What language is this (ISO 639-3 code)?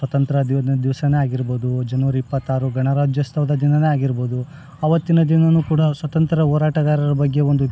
kan